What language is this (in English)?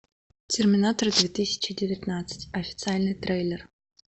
Russian